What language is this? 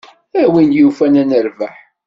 Kabyle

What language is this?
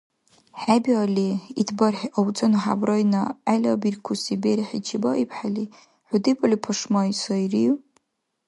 Dargwa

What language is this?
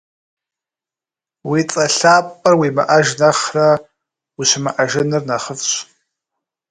Kabardian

